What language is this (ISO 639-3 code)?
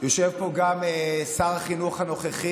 heb